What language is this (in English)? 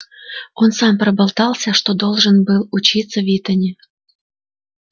Russian